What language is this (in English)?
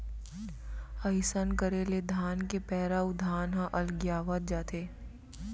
Chhattisgarhi